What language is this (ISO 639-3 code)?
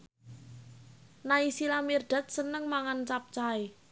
jav